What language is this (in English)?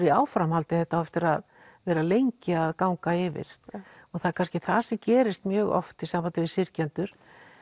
Icelandic